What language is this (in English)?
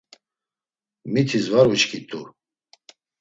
Laz